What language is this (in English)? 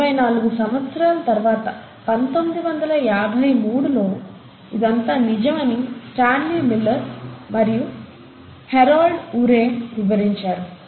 Telugu